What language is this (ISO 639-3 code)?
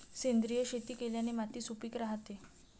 mar